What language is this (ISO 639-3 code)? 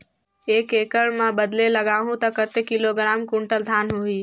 hne